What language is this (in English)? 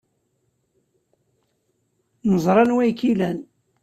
Kabyle